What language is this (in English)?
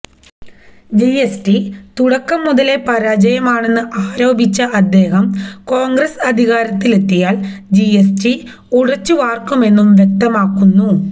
Malayalam